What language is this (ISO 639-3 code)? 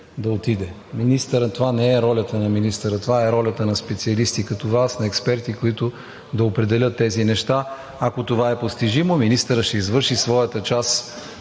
bul